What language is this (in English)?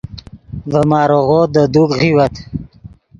Yidgha